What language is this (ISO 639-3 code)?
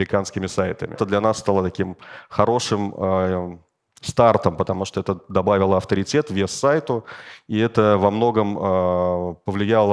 rus